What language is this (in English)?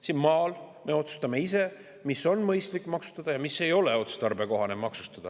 Estonian